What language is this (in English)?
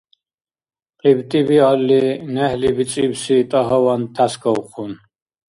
Dargwa